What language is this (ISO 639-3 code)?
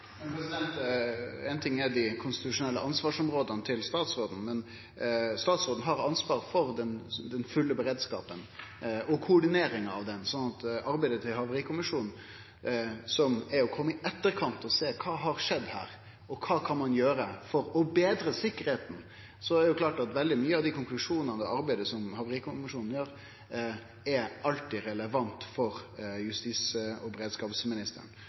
nno